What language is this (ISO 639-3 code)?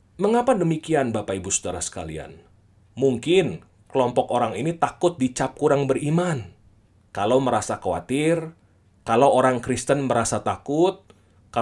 ind